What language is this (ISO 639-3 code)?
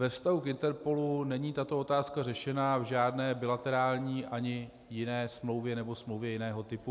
ces